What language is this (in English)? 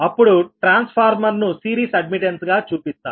Telugu